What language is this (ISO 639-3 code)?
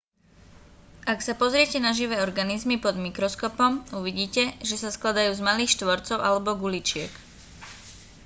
slk